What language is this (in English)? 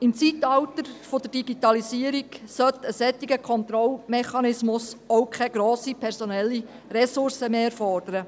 Swiss German